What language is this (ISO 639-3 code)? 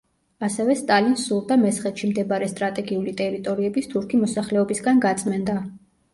kat